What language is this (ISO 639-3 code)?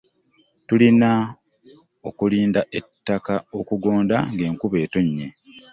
lug